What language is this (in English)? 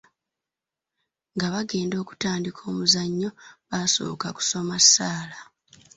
Ganda